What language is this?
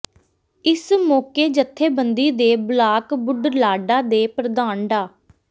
Punjabi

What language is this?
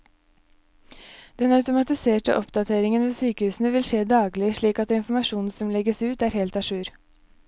Norwegian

